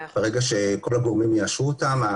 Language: Hebrew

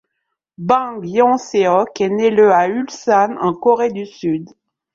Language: French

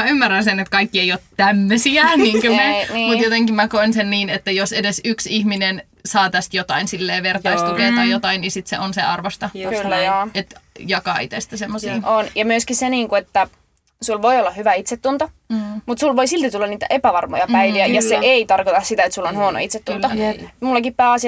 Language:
Finnish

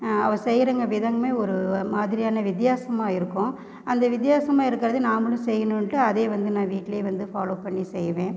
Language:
Tamil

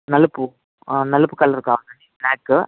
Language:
Telugu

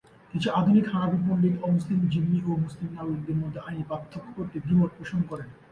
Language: Bangla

